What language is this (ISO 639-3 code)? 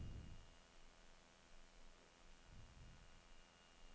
dan